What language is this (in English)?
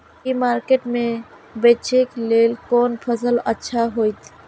Maithili